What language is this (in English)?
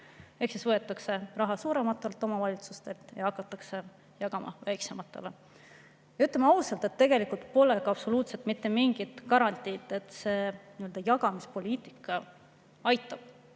Estonian